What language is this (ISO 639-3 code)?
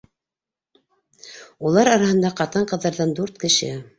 bak